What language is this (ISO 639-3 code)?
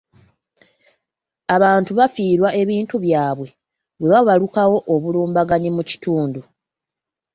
lug